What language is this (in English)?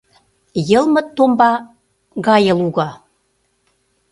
Mari